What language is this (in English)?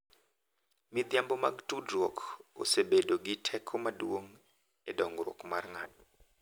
Luo (Kenya and Tanzania)